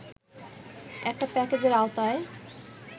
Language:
Bangla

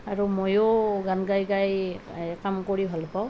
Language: Assamese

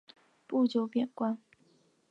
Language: Chinese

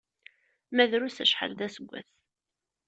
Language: Kabyle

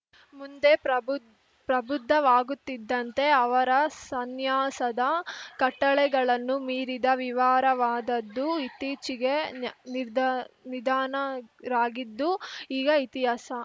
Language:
Kannada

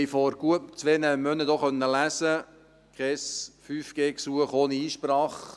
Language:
Swiss German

